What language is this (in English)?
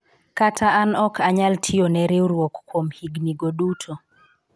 Luo (Kenya and Tanzania)